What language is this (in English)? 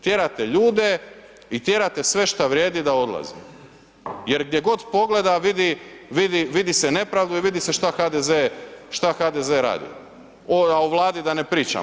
Croatian